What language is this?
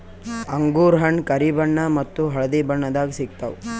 Kannada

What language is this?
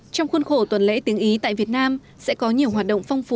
Vietnamese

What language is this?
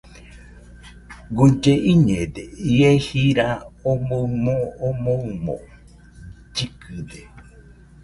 Nüpode Huitoto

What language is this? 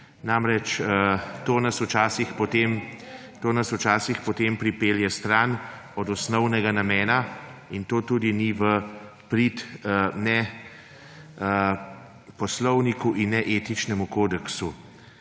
Slovenian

